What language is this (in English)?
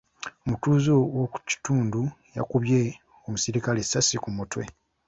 Ganda